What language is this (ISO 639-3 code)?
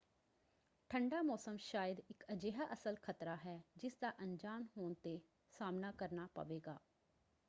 pan